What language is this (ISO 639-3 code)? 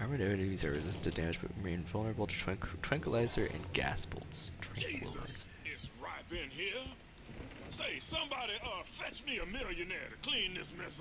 eng